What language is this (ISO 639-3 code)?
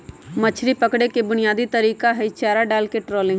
mag